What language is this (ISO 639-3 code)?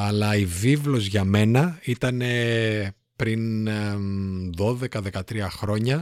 ell